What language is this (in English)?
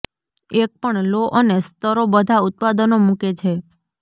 Gujarati